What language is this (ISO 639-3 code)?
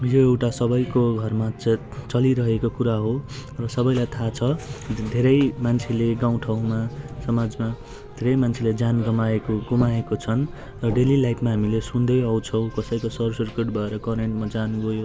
nep